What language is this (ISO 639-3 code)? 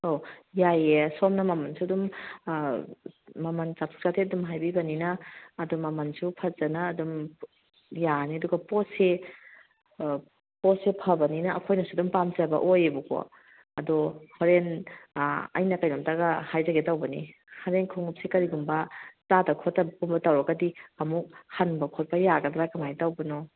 mni